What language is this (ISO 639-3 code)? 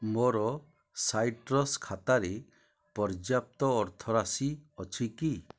ori